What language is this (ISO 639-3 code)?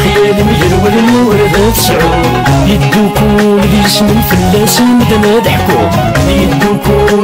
ara